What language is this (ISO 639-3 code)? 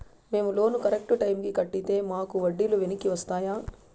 tel